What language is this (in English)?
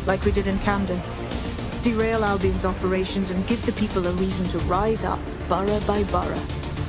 English